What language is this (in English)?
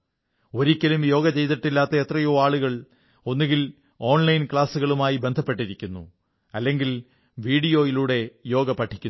Malayalam